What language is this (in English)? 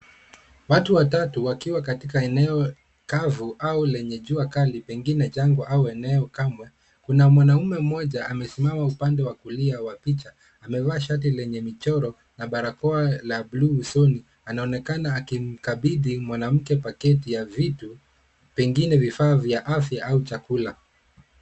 Swahili